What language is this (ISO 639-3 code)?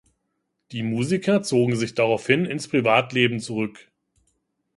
deu